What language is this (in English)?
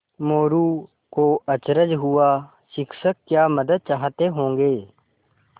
Hindi